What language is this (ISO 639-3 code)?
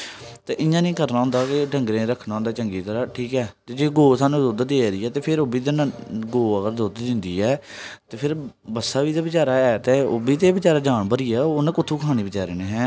doi